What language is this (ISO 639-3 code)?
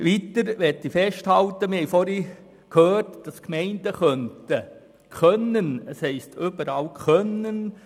gsw